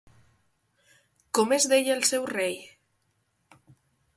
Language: Catalan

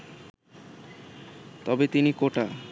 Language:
Bangla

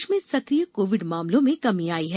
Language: Hindi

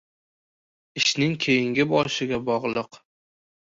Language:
Uzbek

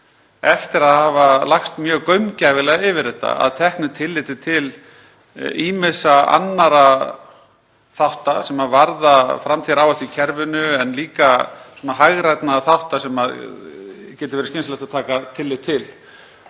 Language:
Icelandic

